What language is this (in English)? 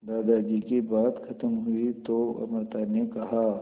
Hindi